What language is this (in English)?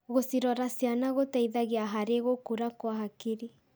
Kikuyu